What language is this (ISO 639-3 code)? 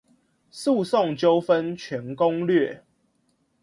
zho